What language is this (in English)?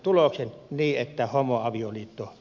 Finnish